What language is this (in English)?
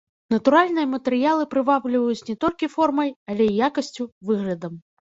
Belarusian